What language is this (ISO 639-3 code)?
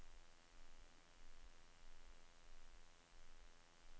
nor